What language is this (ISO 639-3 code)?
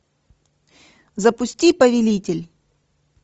rus